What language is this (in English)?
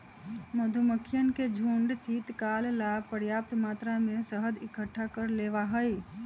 Magahi